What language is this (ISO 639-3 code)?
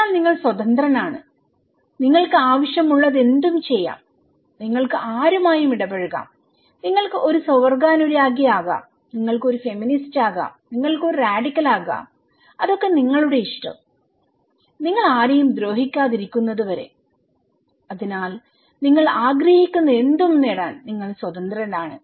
mal